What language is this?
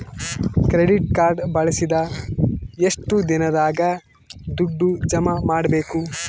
Kannada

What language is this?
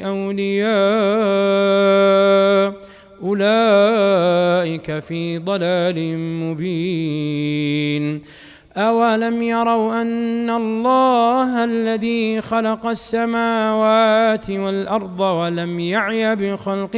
Arabic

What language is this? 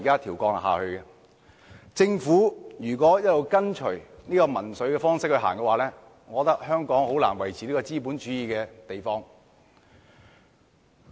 Cantonese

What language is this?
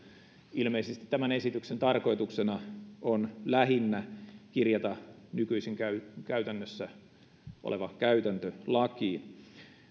Finnish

